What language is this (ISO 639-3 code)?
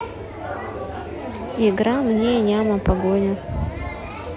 rus